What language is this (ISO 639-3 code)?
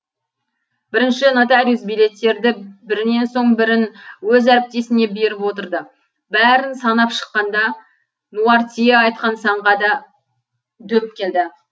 kaz